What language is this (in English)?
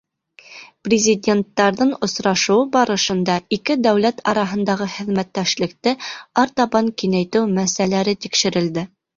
Bashkir